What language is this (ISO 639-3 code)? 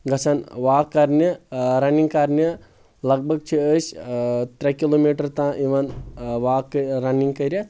kas